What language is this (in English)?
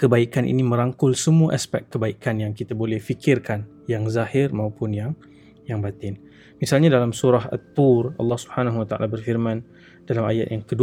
Malay